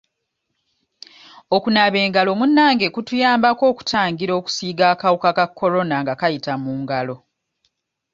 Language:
Ganda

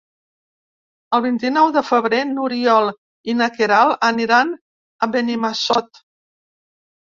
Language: Catalan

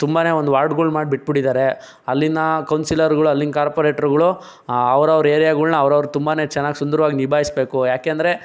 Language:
Kannada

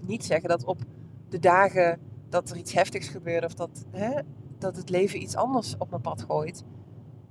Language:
Dutch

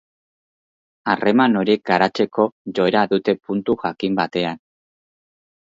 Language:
Basque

